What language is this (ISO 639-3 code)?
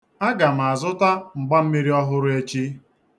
ibo